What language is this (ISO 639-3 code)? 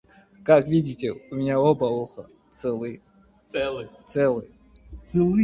rus